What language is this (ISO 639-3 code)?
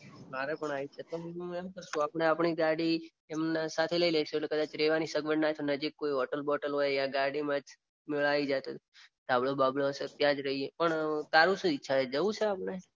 guj